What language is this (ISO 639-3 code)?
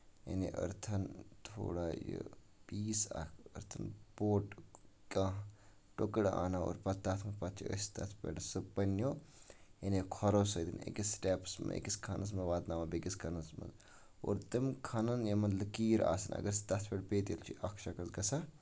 kas